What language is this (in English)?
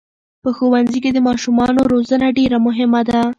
Pashto